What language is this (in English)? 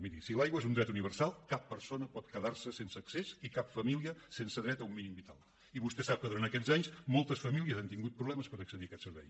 Catalan